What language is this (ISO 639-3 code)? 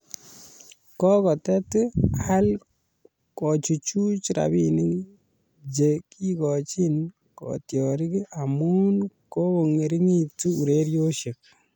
kln